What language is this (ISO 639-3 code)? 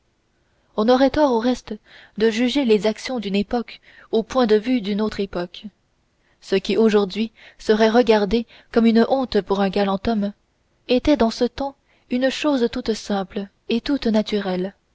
fra